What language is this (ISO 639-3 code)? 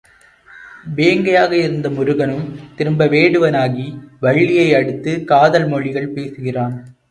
tam